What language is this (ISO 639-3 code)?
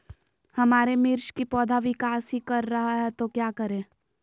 mag